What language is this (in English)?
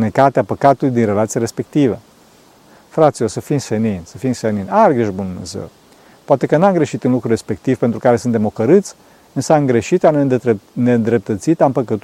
Romanian